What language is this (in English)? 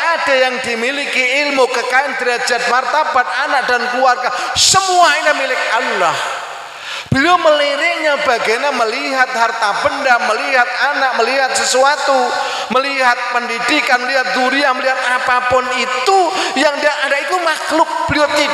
Indonesian